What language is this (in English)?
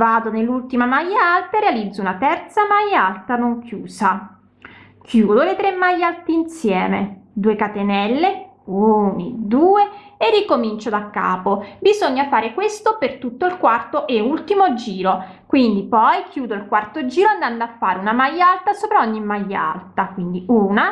Italian